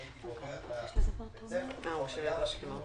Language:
Hebrew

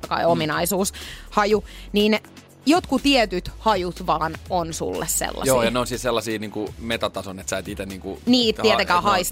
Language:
Finnish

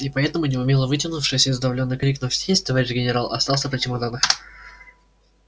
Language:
Russian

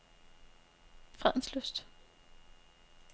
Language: Danish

